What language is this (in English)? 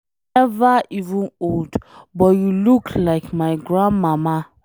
Nigerian Pidgin